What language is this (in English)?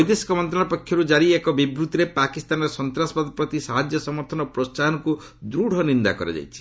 Odia